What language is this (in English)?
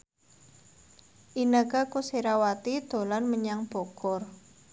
Javanese